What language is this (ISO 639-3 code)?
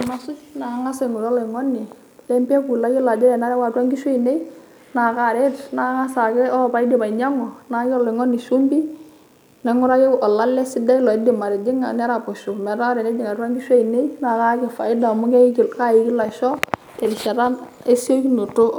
mas